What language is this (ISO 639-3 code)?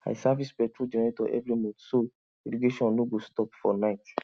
pcm